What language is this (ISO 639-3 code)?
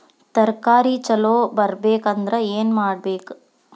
kan